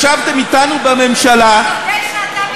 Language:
Hebrew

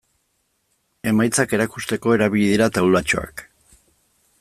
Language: Basque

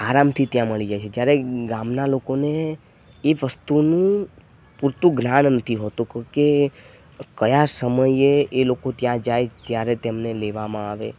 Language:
Gujarati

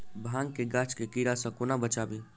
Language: Maithili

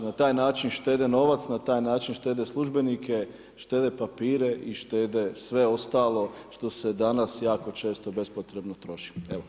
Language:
Croatian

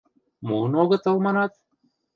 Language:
Mari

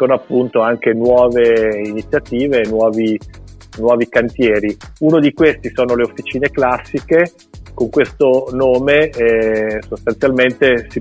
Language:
Italian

